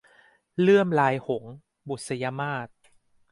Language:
Thai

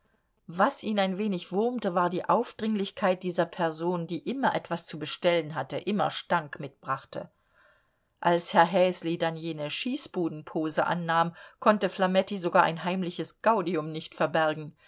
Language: German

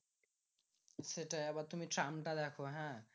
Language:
Bangla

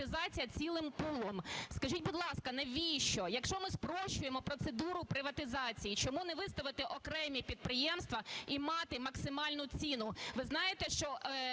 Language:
Ukrainian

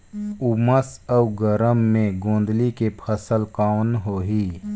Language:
Chhattisgarhi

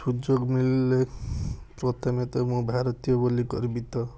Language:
Odia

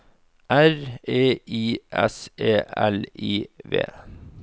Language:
Norwegian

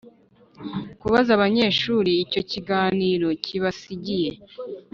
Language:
Kinyarwanda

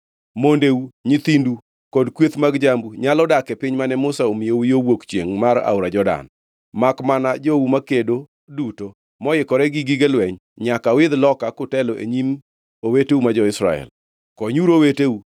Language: Luo (Kenya and Tanzania)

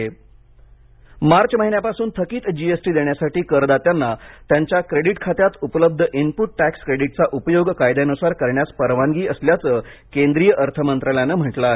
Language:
Marathi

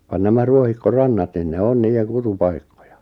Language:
Finnish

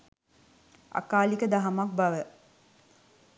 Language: Sinhala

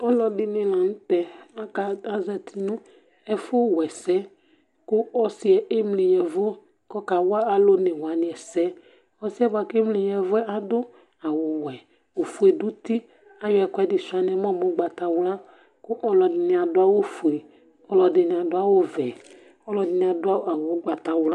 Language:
Ikposo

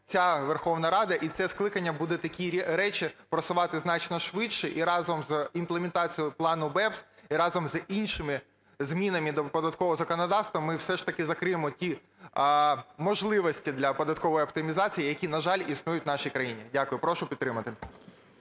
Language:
Ukrainian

